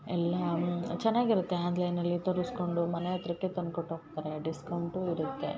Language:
Kannada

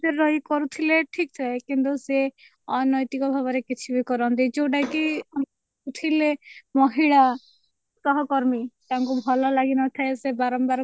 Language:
Odia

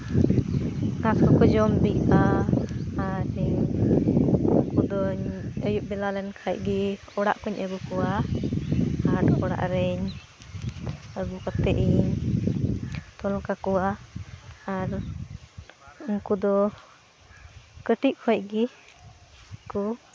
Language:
Santali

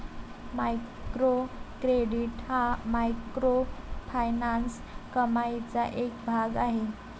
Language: Marathi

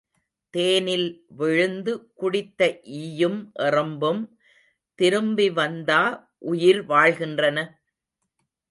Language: Tamil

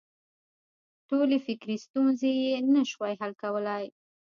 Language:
Pashto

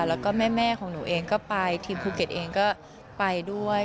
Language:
Thai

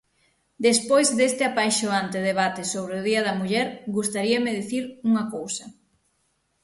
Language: Galician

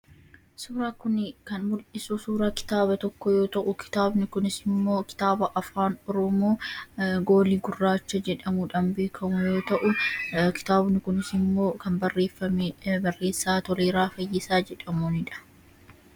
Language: Oromo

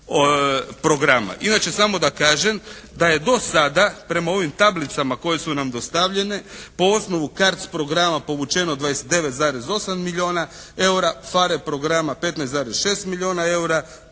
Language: Croatian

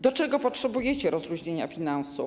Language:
Polish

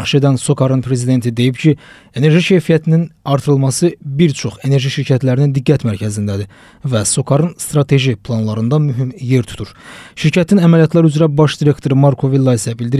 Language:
Turkish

